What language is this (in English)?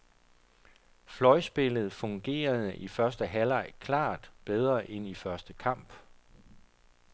Danish